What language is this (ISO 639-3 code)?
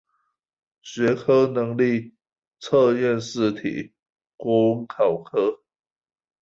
zho